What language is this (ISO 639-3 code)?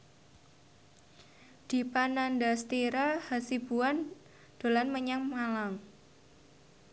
jav